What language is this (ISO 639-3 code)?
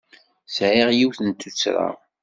kab